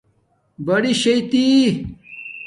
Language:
Domaaki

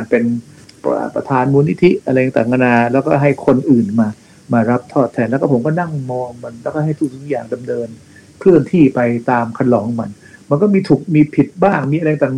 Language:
Thai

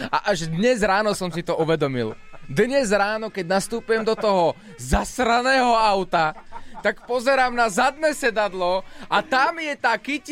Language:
Slovak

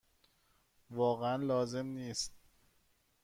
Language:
Persian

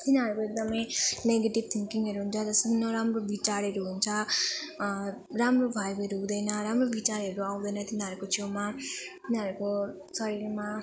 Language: Nepali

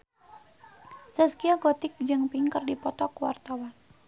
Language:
Sundanese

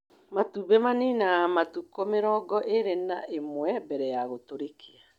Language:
Kikuyu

